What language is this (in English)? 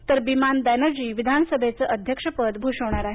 Marathi